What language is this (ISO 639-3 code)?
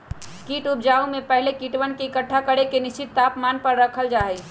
mag